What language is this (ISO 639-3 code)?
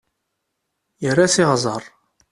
kab